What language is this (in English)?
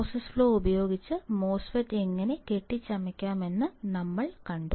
Malayalam